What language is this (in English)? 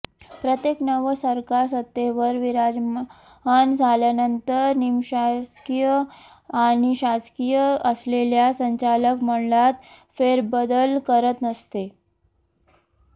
Marathi